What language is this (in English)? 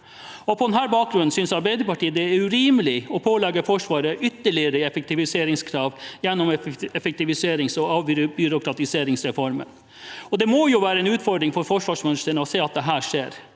Norwegian